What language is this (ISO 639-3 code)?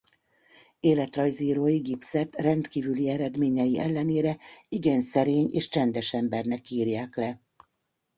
hun